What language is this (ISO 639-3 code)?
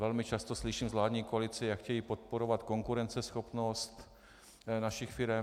ces